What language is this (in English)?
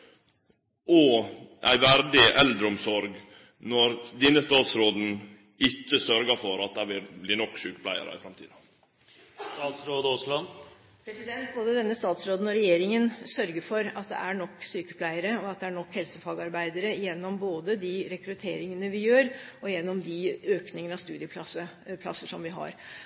Norwegian